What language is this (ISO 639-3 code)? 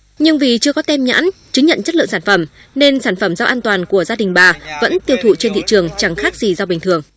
vie